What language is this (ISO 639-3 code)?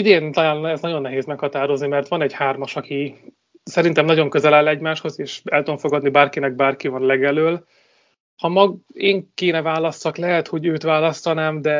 hun